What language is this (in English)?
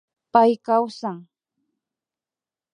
Imbabura Highland Quichua